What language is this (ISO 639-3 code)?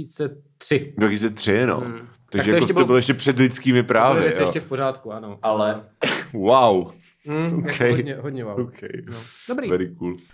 ces